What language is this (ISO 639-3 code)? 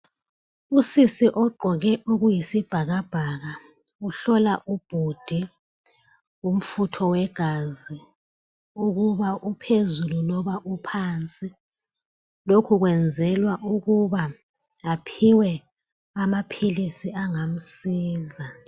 nde